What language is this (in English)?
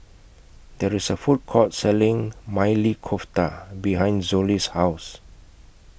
English